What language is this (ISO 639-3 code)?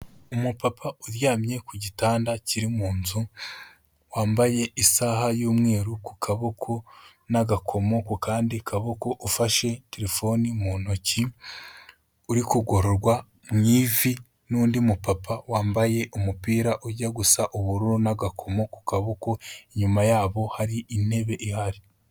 kin